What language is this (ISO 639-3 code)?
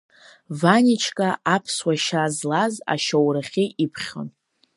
abk